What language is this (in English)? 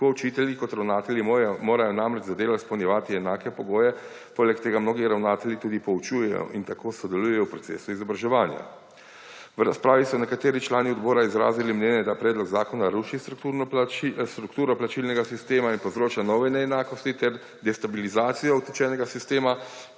Slovenian